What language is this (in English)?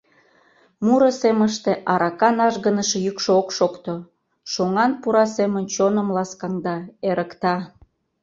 Mari